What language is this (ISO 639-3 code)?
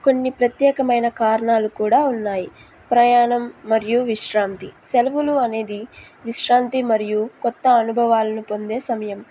tel